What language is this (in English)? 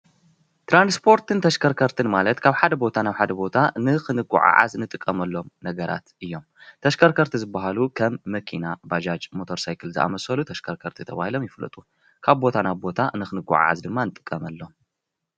Tigrinya